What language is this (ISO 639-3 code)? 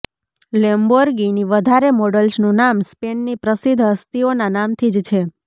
guj